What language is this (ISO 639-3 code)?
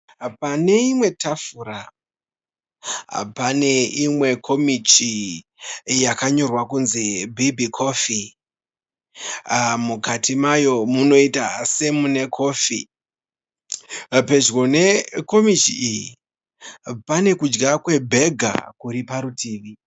sna